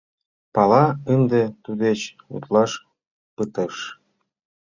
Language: Mari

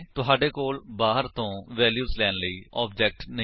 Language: Punjabi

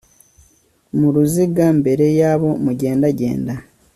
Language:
Kinyarwanda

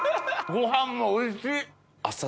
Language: Japanese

